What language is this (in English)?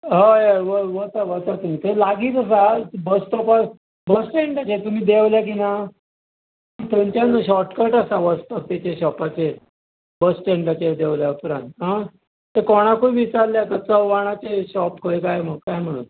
Konkani